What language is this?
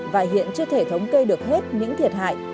Vietnamese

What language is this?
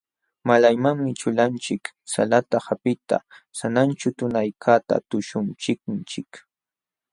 Jauja Wanca Quechua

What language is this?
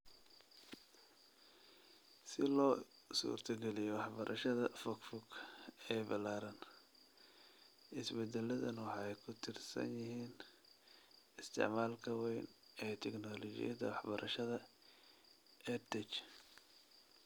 Somali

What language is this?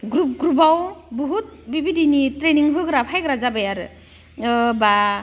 Bodo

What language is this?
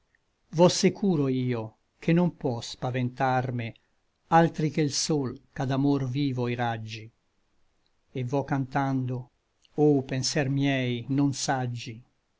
Italian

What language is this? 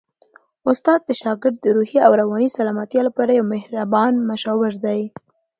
Pashto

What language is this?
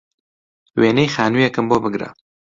Central Kurdish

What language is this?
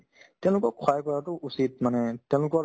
Assamese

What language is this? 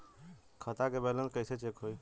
Bhojpuri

